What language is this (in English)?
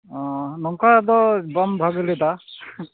Santali